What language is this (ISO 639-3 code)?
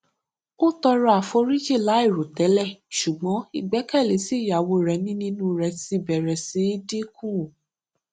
yor